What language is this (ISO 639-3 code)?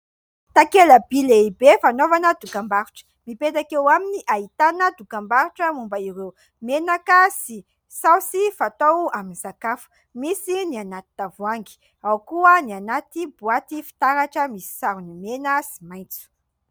mlg